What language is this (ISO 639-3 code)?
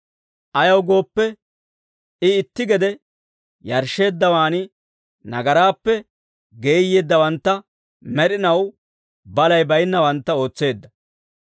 dwr